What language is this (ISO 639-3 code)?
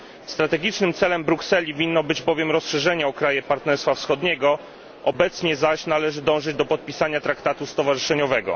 pol